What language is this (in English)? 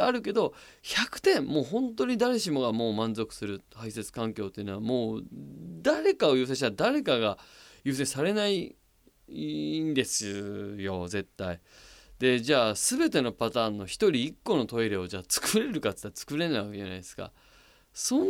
Japanese